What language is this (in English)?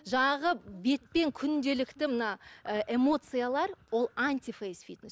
Kazakh